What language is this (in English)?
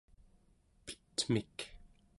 Central Yupik